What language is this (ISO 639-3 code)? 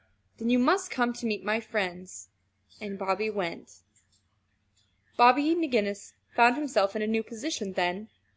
eng